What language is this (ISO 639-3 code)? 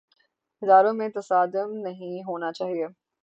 urd